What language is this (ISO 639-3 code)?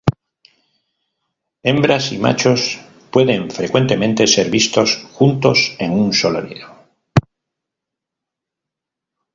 spa